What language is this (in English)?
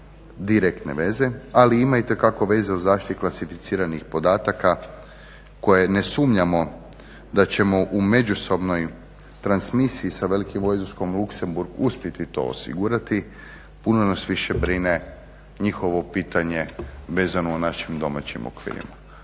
Croatian